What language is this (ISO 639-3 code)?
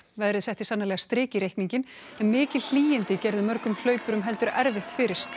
isl